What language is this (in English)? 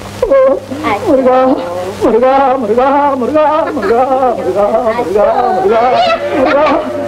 Arabic